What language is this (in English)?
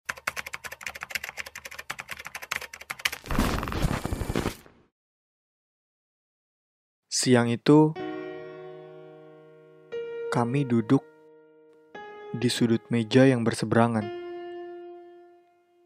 Indonesian